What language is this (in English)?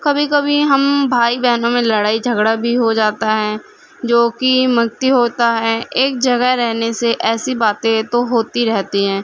Urdu